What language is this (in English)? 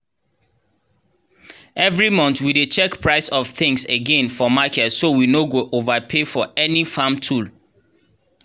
Nigerian Pidgin